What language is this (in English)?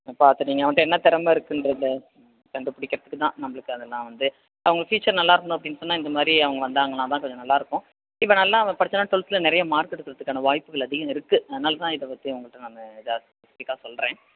Tamil